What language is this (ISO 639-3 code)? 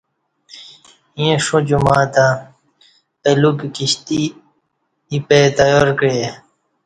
bsh